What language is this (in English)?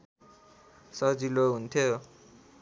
Nepali